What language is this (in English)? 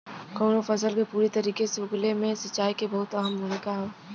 Bhojpuri